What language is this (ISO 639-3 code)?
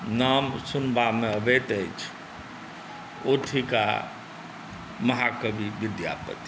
mai